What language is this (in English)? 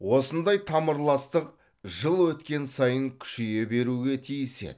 Kazakh